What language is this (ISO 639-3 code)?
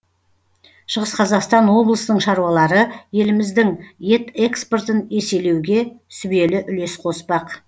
kaz